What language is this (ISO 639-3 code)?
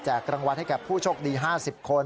tha